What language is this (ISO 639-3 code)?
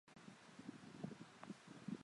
zho